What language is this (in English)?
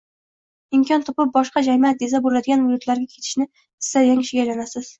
Uzbek